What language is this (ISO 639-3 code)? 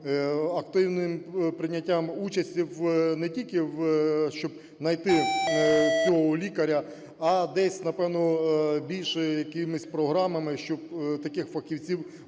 ukr